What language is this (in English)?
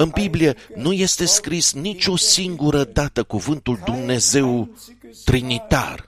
Romanian